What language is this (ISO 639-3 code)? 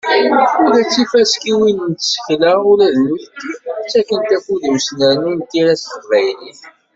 kab